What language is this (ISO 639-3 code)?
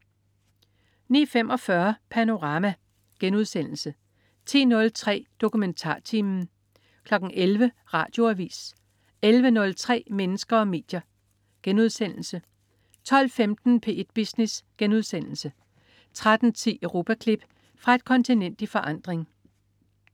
dan